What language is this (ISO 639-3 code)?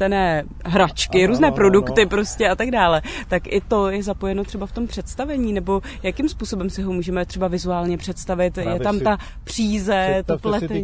ces